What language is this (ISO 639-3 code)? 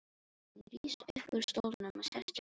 isl